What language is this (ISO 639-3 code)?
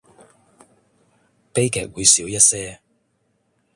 yue